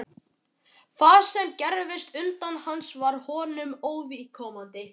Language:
Icelandic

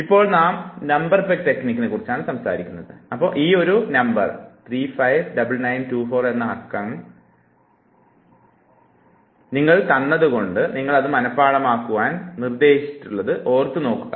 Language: Malayalam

